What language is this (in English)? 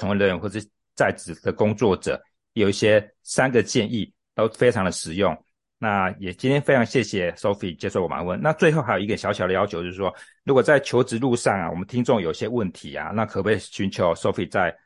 Chinese